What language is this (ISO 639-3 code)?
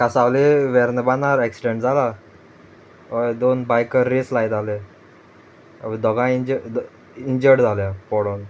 kok